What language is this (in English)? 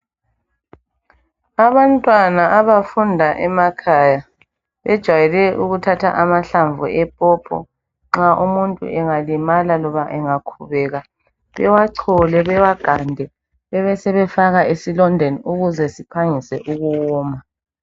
North Ndebele